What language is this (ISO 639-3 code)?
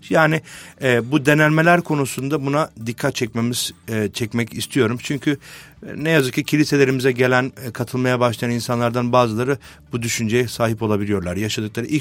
tur